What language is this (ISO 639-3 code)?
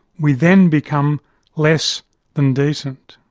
eng